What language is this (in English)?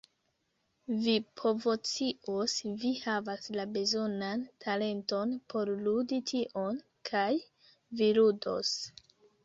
Esperanto